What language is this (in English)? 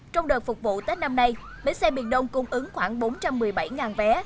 Vietnamese